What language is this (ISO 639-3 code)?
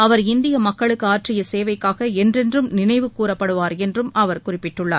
tam